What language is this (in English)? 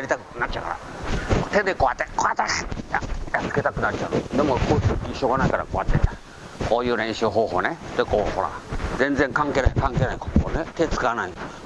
Japanese